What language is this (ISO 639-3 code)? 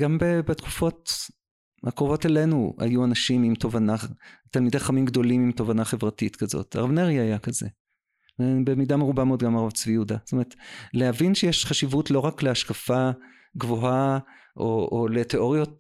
heb